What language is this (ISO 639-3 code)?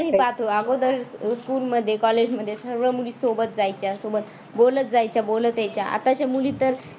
mar